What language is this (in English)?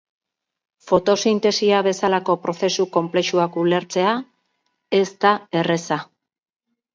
Basque